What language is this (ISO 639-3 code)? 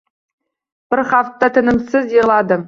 uzb